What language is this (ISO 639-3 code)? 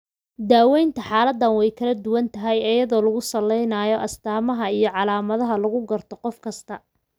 som